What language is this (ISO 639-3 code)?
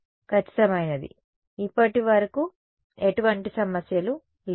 tel